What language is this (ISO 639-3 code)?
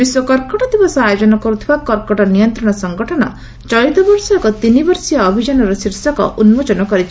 ori